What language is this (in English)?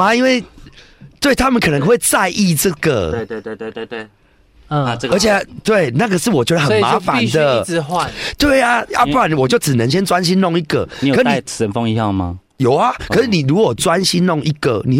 Chinese